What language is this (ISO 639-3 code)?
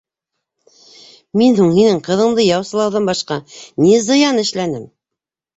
bak